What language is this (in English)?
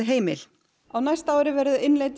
Icelandic